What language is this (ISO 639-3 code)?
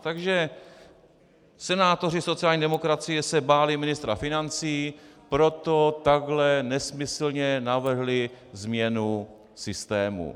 ces